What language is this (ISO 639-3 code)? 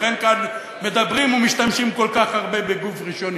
heb